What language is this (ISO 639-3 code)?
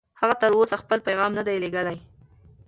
pus